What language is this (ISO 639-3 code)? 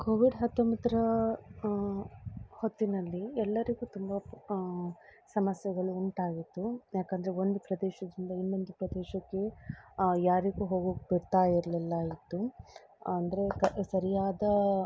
kan